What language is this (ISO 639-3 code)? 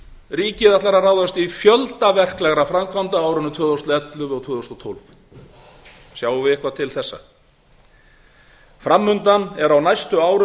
isl